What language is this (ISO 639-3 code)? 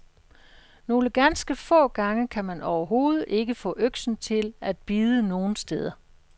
dan